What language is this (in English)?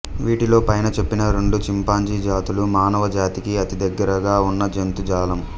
Telugu